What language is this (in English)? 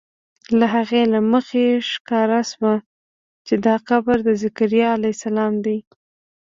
Pashto